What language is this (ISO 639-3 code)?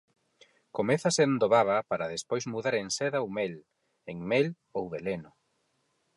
glg